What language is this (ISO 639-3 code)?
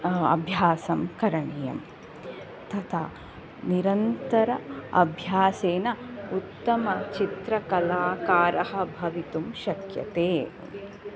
san